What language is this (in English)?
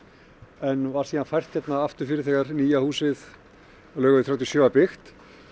Icelandic